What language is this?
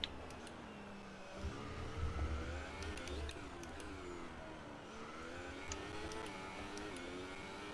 German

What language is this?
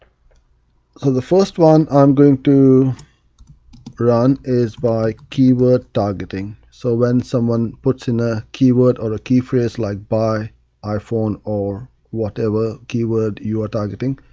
English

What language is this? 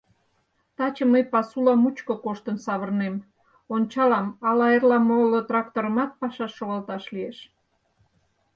Mari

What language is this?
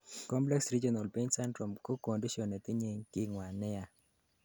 Kalenjin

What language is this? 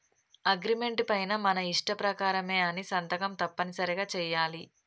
Telugu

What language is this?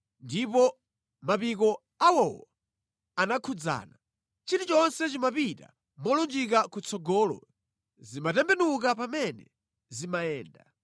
Nyanja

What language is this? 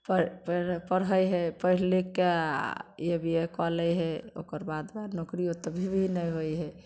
Maithili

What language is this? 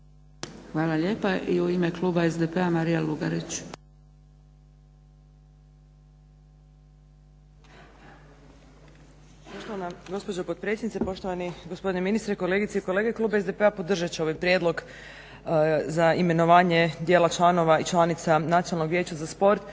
Croatian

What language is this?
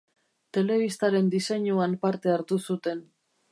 Basque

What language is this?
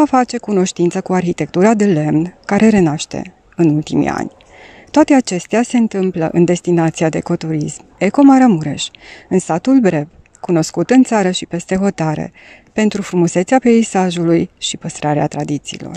Romanian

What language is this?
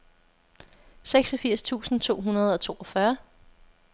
Danish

